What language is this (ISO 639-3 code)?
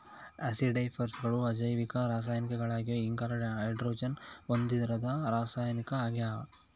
kan